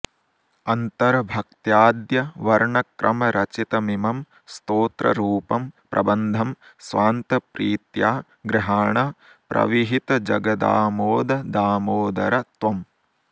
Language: Sanskrit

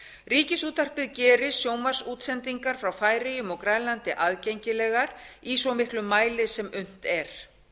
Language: Icelandic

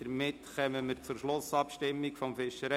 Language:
Swiss German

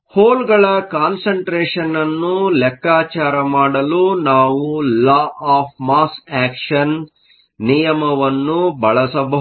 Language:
Kannada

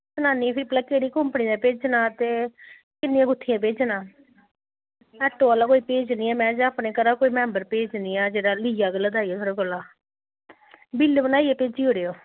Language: Dogri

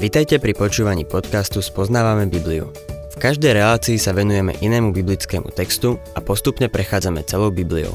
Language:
Slovak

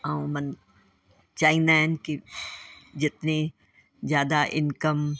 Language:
Sindhi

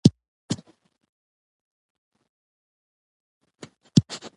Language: Pashto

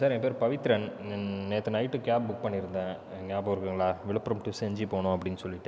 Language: Tamil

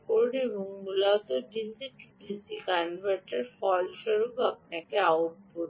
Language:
Bangla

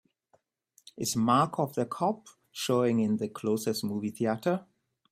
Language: English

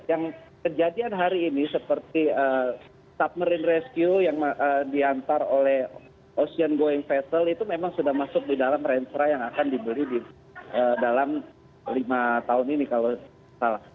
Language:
Indonesian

